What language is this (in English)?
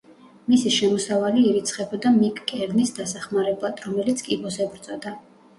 Georgian